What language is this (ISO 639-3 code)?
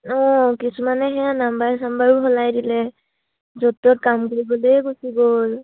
asm